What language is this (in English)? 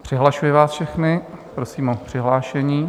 Czech